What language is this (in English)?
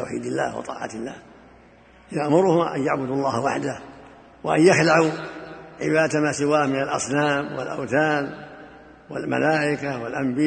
Arabic